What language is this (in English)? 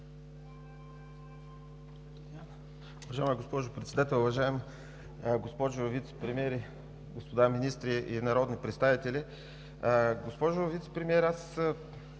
Bulgarian